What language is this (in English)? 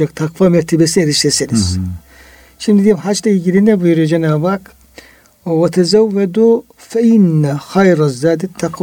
Turkish